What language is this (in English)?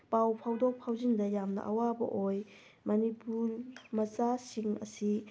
Manipuri